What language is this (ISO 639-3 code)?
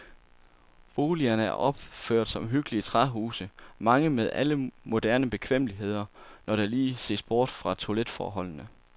dan